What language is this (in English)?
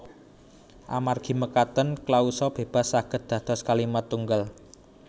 Javanese